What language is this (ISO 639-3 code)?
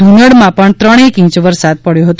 guj